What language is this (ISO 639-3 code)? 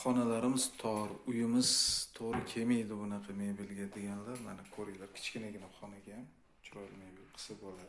tur